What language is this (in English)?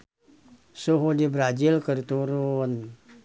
Sundanese